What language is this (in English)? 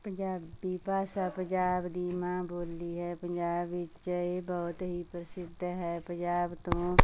Punjabi